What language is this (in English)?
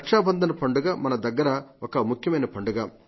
Telugu